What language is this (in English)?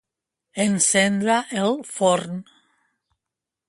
Catalan